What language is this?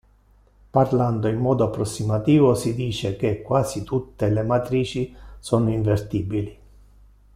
Italian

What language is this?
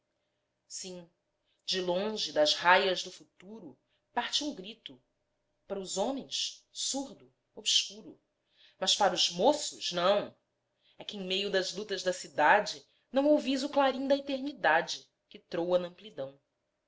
Portuguese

